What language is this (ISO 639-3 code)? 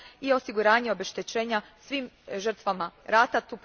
hrv